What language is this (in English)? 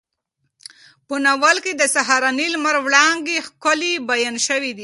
Pashto